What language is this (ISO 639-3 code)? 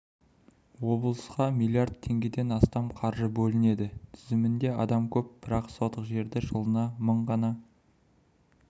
kaz